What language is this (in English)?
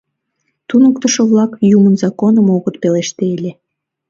Mari